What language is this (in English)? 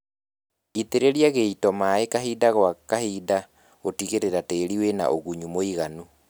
Kikuyu